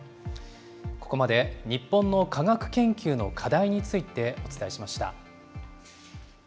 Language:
Japanese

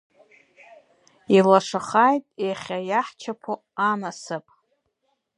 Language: Abkhazian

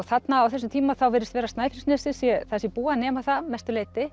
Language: Icelandic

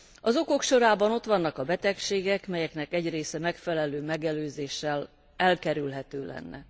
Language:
Hungarian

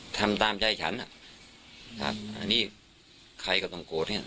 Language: Thai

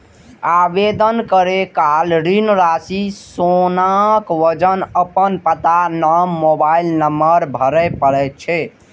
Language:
Maithili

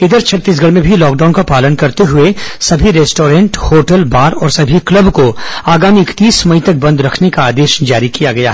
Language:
Hindi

